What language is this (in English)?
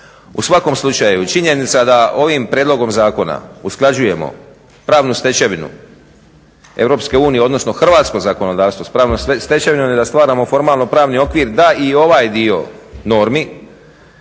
Croatian